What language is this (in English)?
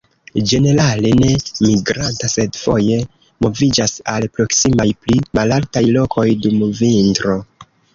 Esperanto